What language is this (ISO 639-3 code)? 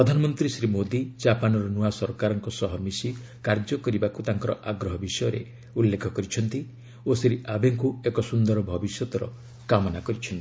ori